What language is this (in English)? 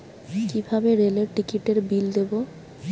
Bangla